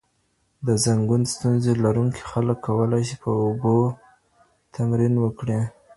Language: Pashto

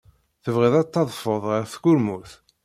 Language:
Kabyle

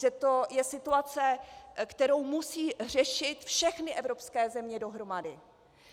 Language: Czech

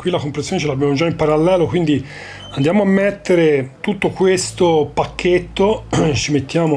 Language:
Italian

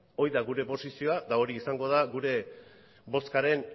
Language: Basque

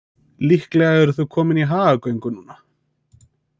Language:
Icelandic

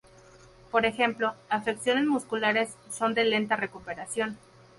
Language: Spanish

